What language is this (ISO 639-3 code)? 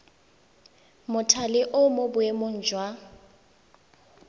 tsn